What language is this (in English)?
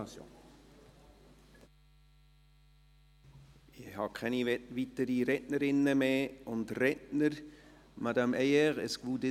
Swiss German